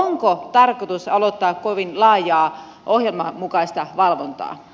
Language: Finnish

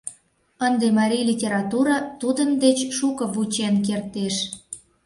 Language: Mari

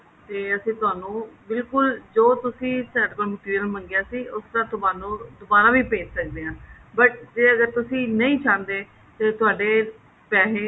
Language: Punjabi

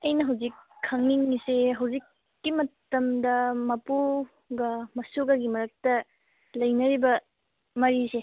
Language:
Manipuri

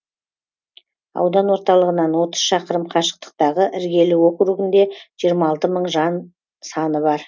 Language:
Kazakh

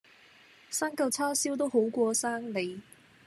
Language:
Cantonese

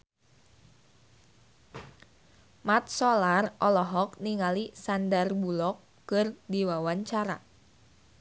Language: Sundanese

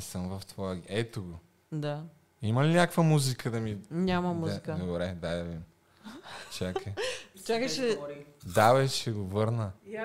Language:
Bulgarian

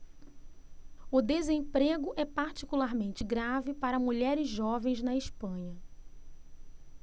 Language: Portuguese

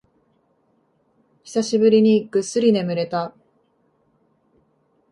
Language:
Japanese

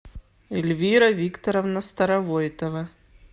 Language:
Russian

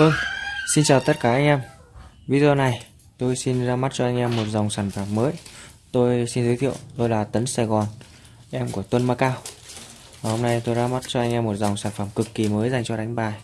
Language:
Vietnamese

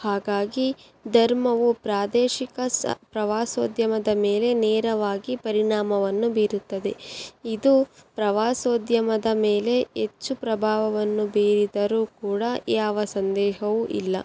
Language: Kannada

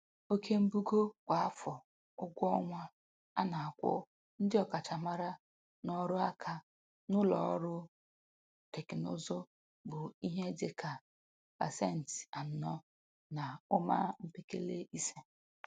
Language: Igbo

